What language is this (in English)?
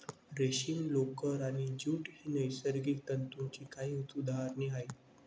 Marathi